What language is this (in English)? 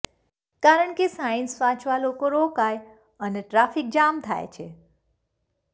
Gujarati